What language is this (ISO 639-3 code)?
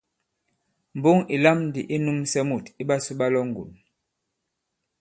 abb